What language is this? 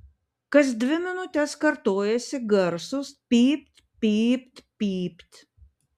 Lithuanian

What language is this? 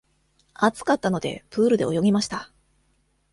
Japanese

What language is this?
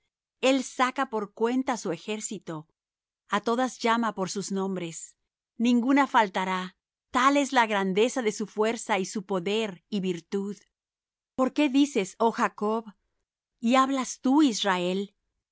Spanish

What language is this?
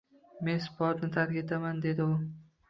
Uzbek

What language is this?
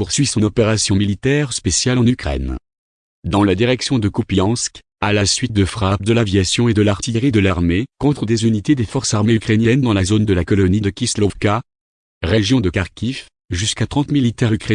French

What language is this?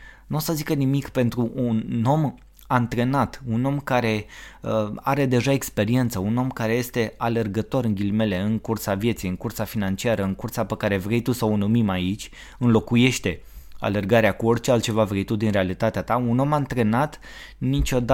Romanian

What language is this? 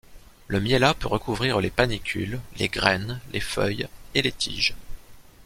French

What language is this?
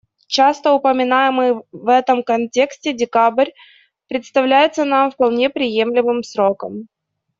Russian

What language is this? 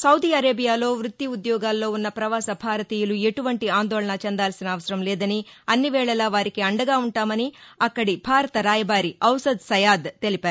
Telugu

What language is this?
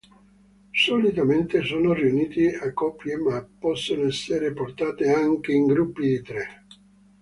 Italian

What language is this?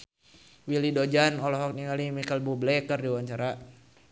Sundanese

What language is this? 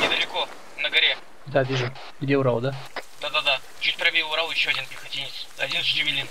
Russian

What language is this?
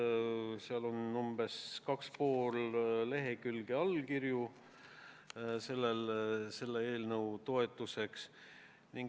Estonian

